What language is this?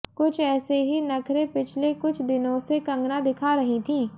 Hindi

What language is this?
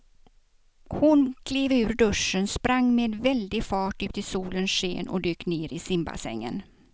Swedish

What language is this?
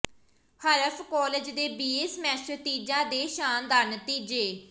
Punjabi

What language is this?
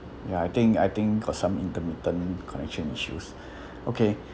English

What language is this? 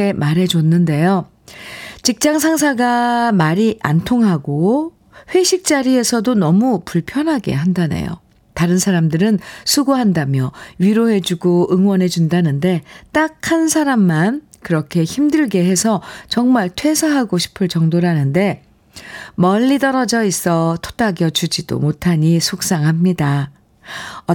Korean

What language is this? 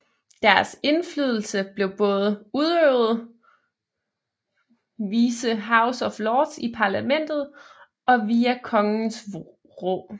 Danish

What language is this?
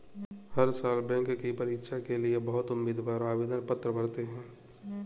Hindi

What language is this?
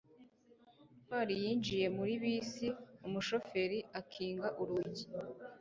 Kinyarwanda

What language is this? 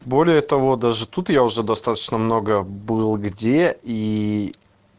Russian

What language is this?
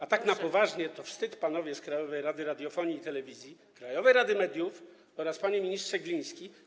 Polish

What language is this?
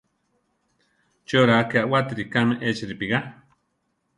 Central Tarahumara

